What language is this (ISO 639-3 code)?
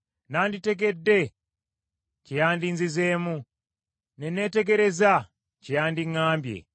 lug